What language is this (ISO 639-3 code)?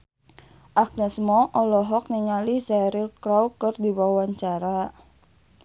sun